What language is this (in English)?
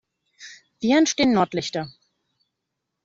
German